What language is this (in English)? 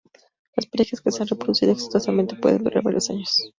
Spanish